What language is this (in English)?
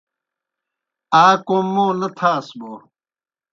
Kohistani Shina